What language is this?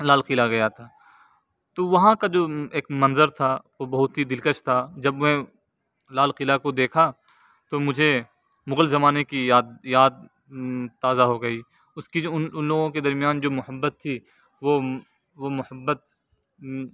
Urdu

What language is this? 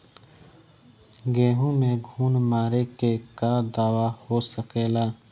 Bhojpuri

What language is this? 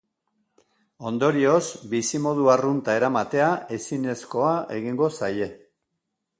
Basque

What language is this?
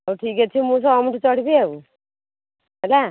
Odia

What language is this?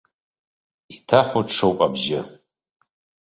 Abkhazian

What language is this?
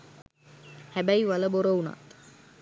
Sinhala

